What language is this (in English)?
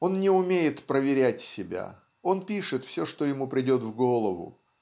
Russian